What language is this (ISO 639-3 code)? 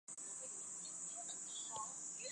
zho